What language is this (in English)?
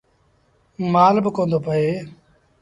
Sindhi Bhil